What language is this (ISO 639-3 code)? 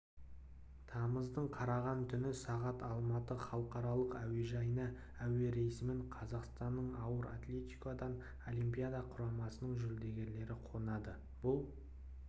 kaz